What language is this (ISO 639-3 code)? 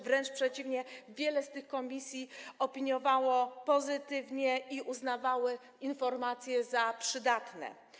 pol